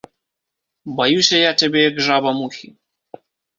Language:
Belarusian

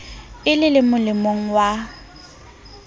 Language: Southern Sotho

